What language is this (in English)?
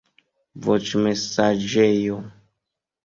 Esperanto